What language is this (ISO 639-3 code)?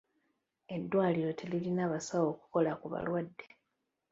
lug